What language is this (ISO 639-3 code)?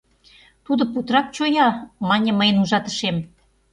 chm